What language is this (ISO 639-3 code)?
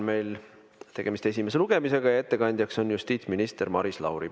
est